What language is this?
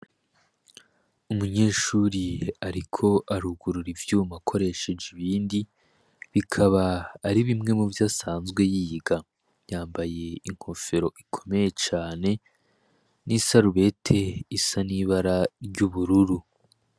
Rundi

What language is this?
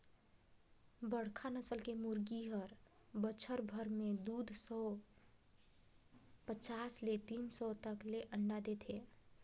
Chhattisgarhi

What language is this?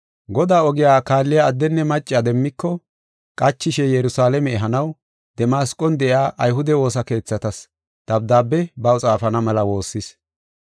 Gofa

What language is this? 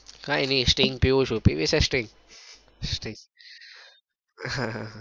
Gujarati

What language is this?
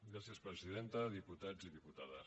Catalan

